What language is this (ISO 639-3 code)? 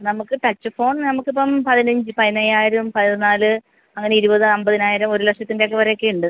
mal